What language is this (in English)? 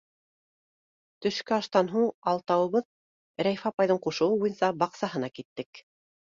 Bashkir